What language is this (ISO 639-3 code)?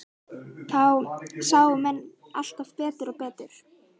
isl